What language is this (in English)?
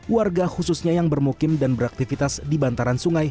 Indonesian